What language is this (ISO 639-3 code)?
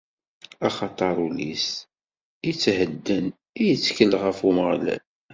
kab